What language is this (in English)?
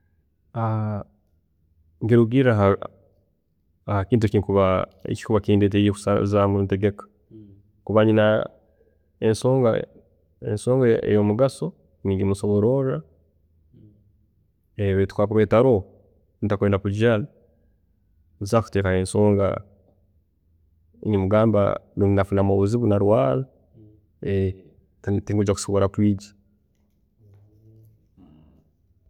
Tooro